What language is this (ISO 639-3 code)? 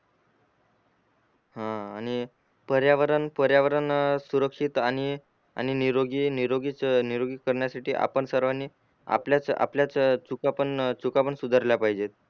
mar